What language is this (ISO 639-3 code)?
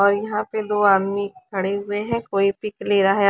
hin